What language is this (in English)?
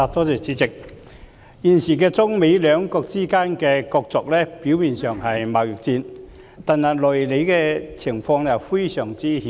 Cantonese